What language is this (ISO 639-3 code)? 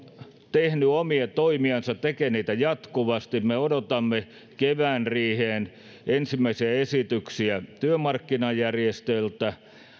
fin